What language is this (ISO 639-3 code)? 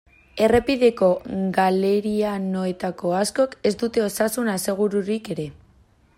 eus